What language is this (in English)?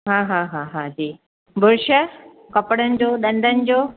Sindhi